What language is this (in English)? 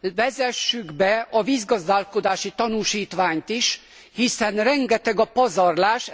Hungarian